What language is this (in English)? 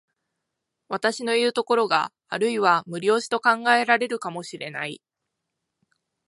Japanese